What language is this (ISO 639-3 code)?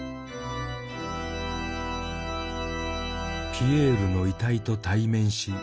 jpn